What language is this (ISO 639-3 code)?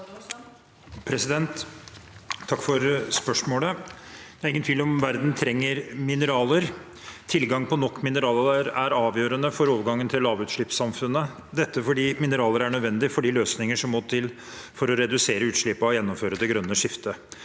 nor